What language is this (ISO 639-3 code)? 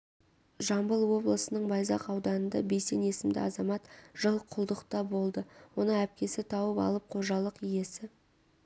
kaz